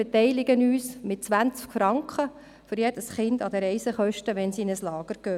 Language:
Swiss German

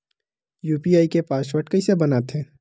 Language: Chhattisgarhi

